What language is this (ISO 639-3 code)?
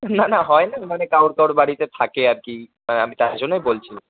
ben